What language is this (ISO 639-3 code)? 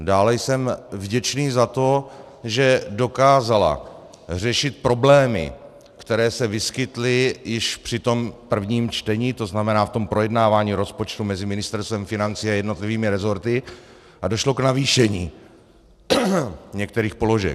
ces